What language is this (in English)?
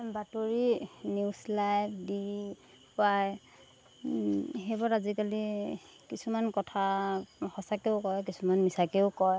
Assamese